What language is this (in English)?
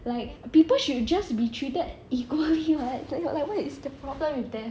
English